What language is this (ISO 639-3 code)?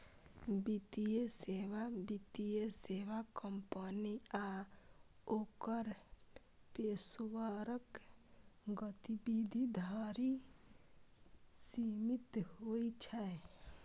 mai